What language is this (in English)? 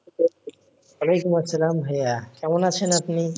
Bangla